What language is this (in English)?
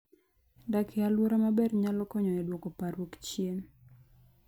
Luo (Kenya and Tanzania)